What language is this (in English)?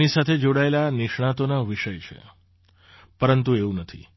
Gujarati